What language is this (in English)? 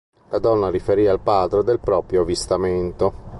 Italian